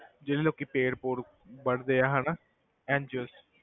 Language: Punjabi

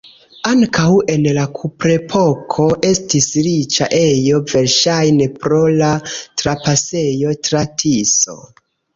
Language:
Esperanto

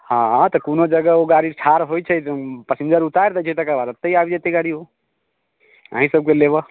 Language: Maithili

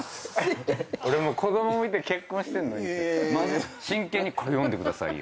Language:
Japanese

